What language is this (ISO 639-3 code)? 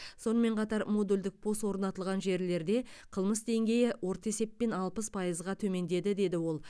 kaz